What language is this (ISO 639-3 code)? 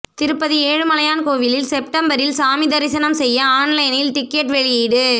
tam